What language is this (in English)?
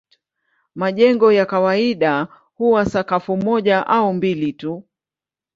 Swahili